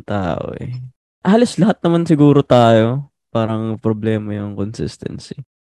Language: Filipino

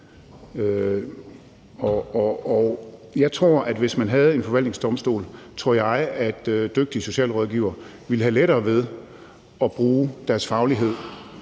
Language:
Danish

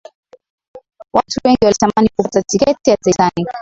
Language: Swahili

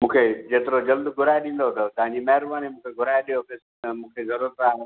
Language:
Sindhi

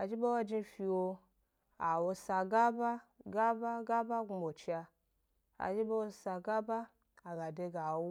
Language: Gbari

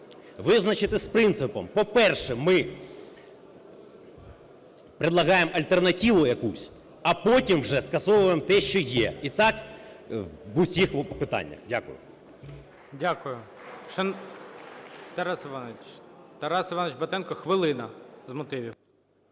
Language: Ukrainian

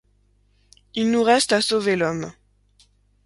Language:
French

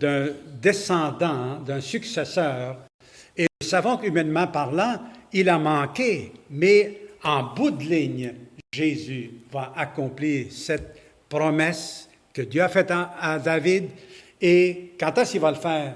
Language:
French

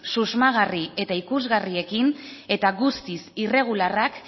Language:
Basque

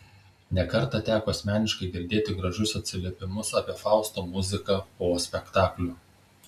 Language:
Lithuanian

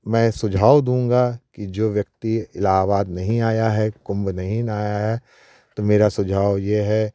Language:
Hindi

